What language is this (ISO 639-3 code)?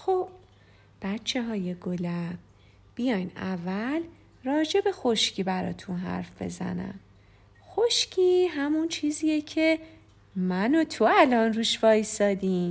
fas